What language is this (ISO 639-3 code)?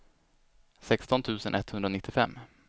swe